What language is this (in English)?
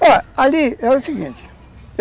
Portuguese